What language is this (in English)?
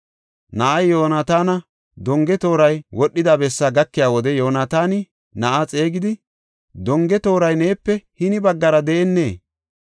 Gofa